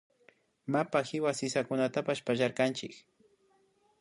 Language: Imbabura Highland Quichua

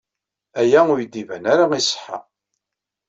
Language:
Kabyle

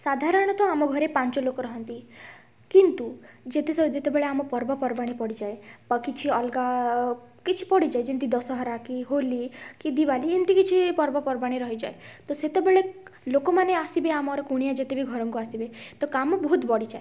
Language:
Odia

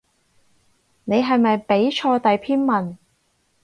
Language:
Cantonese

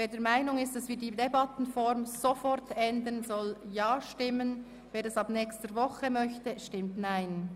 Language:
Swiss German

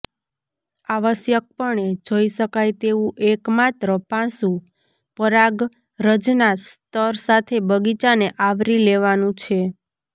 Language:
Gujarati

